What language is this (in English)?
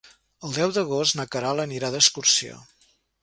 Catalan